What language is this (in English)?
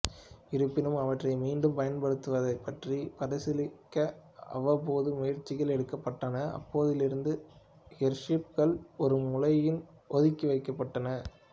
Tamil